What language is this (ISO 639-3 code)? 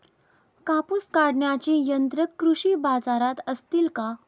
mar